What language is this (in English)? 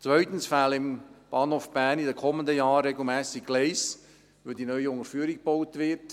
Swiss German